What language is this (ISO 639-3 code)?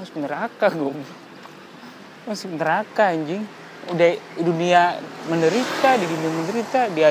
ind